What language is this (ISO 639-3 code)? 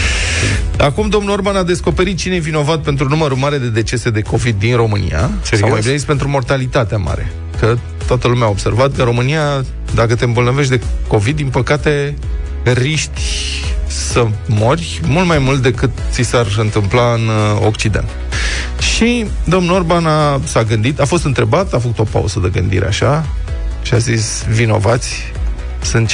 ron